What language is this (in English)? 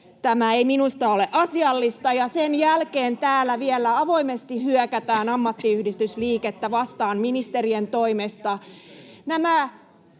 Finnish